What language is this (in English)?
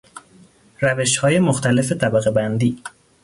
Persian